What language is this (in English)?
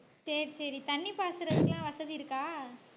Tamil